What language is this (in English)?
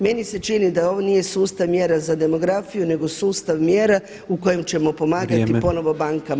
Croatian